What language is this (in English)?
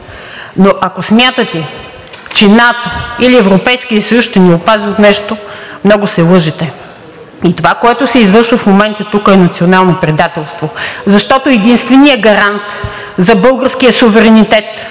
Bulgarian